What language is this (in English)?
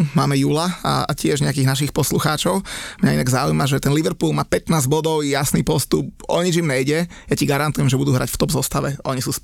Slovak